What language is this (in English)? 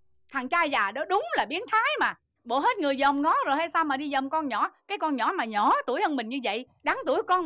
Vietnamese